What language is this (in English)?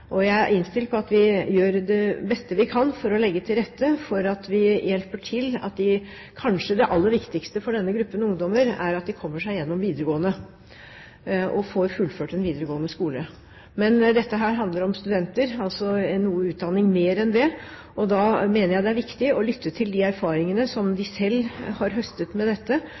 Norwegian Bokmål